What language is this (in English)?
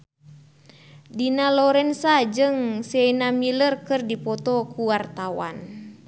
Sundanese